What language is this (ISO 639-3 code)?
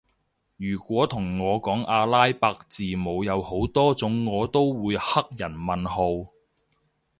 yue